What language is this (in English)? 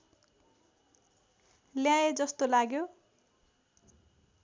Nepali